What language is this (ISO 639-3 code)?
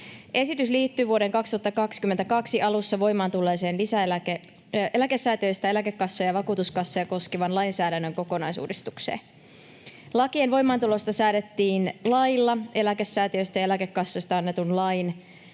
fin